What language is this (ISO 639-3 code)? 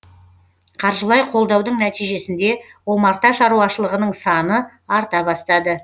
kaz